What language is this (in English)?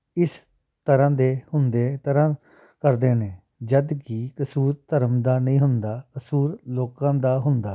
Punjabi